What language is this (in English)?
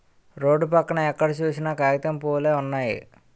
Telugu